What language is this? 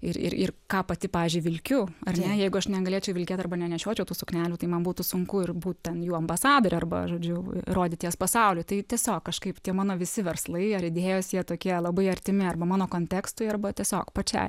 Lithuanian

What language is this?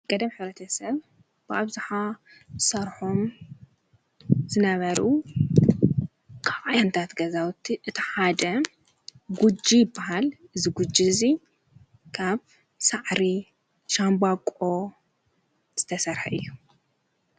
Tigrinya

